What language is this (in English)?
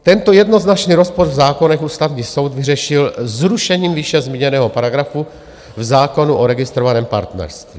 Czech